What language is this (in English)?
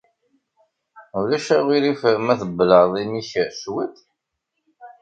Kabyle